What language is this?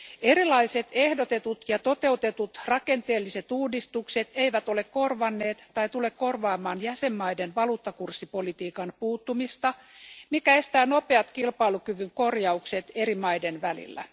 Finnish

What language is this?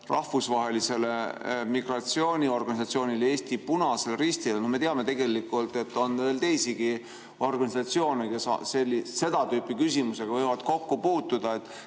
Estonian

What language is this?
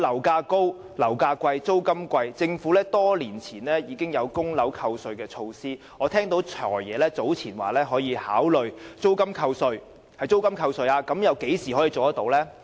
Cantonese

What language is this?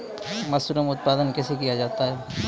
Maithili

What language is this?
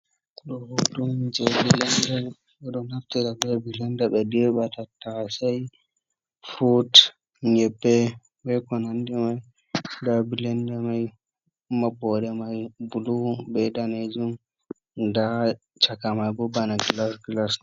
Fula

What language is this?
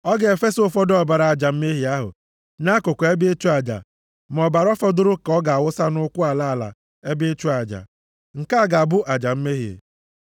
Igbo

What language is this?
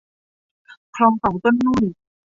Thai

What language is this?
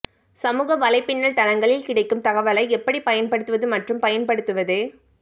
Tamil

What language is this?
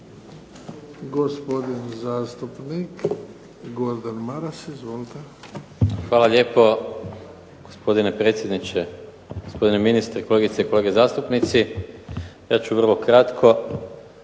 Croatian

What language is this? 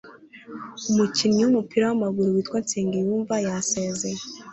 Kinyarwanda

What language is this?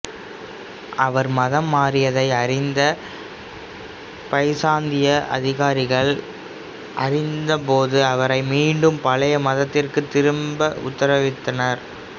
Tamil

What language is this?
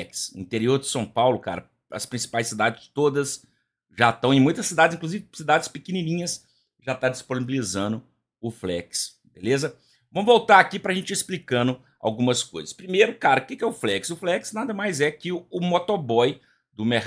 Portuguese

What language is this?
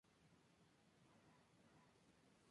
Spanish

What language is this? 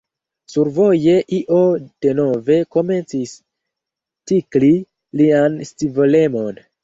Esperanto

